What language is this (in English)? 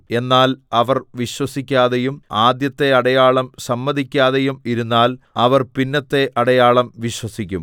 Malayalam